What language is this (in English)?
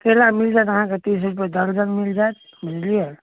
Maithili